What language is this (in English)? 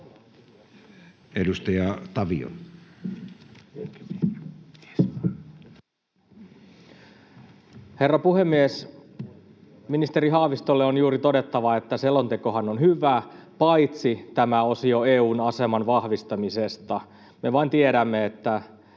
Finnish